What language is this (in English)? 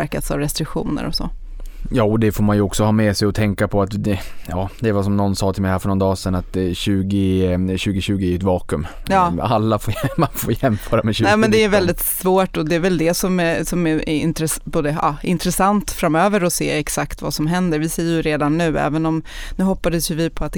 Swedish